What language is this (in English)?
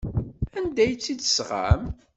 Kabyle